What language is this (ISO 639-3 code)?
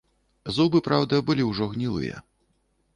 bel